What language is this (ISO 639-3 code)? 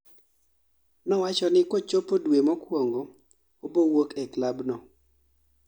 luo